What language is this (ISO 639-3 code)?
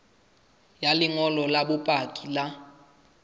sot